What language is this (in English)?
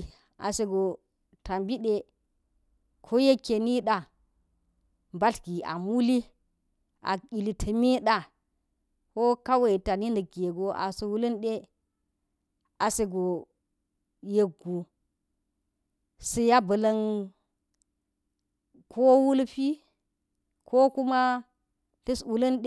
Geji